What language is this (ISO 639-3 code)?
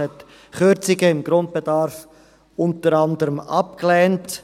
gsw